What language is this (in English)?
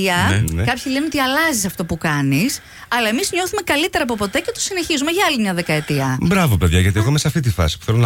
Greek